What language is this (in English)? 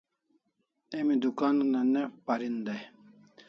Kalasha